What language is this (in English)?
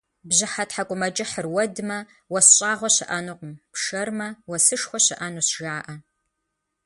Kabardian